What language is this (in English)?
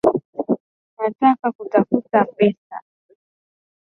Swahili